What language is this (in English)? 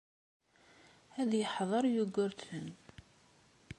Kabyle